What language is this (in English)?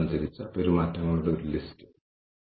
Malayalam